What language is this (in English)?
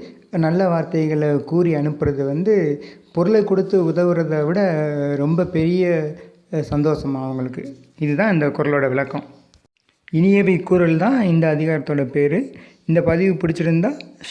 Tamil